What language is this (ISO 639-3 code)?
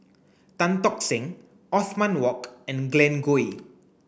eng